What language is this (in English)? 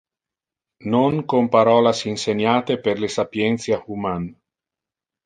Interlingua